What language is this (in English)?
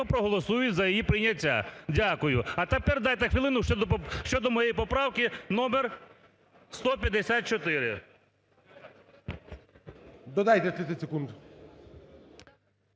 Ukrainian